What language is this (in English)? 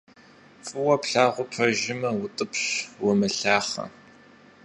Kabardian